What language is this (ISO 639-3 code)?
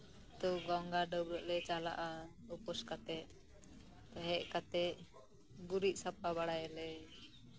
sat